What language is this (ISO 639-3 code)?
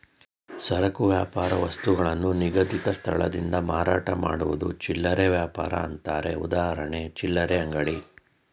kan